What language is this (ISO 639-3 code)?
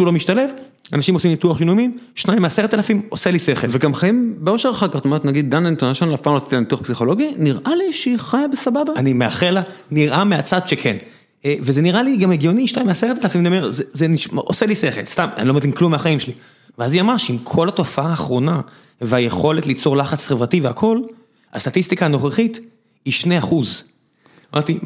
heb